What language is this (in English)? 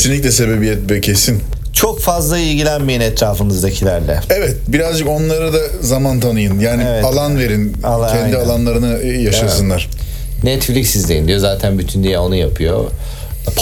Turkish